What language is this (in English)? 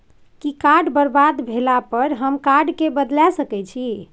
Maithili